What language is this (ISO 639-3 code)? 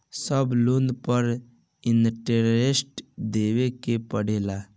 bho